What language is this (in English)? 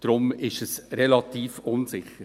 Swiss German